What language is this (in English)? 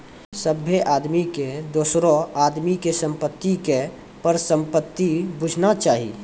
Maithili